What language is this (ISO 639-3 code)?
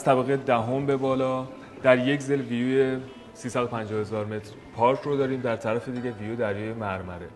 fas